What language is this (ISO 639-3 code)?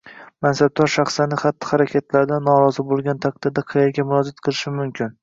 uzb